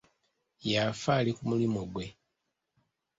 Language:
Ganda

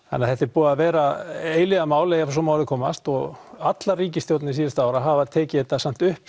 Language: Icelandic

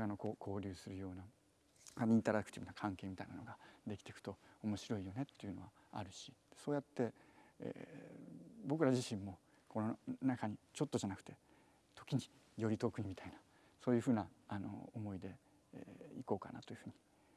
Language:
Japanese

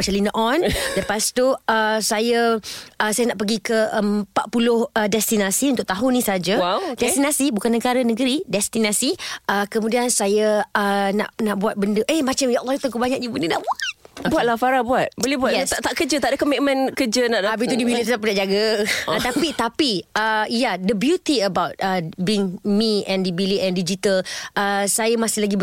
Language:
Malay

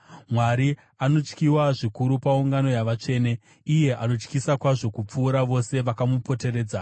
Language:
Shona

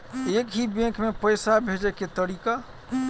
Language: Maithili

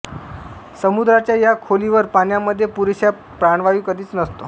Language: Marathi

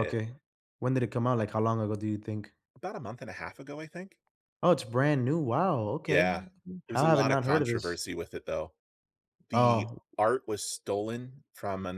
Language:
English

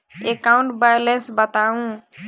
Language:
Maithili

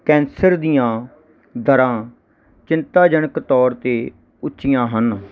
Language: Punjabi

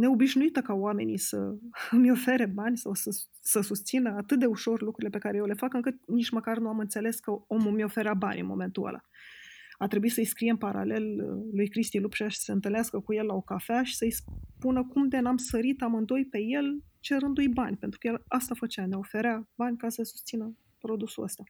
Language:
Romanian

